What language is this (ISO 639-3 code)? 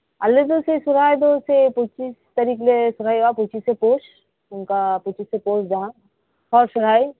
sat